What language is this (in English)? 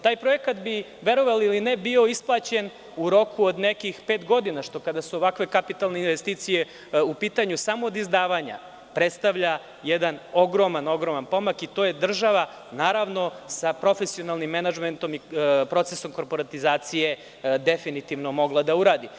Serbian